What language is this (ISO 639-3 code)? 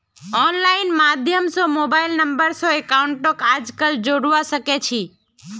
mag